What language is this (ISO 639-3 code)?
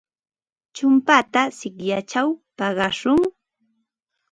qva